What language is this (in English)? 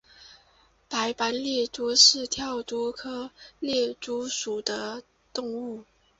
Chinese